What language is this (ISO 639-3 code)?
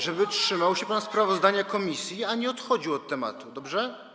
pol